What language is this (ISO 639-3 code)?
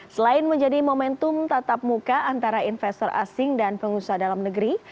ind